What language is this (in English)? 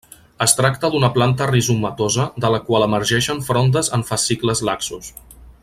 Catalan